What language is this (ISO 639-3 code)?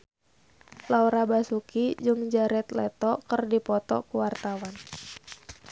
sun